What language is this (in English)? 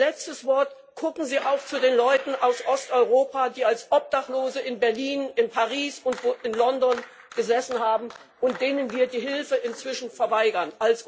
German